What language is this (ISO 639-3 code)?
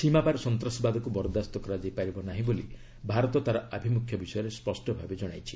ori